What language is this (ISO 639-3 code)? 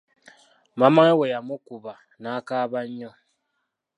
lug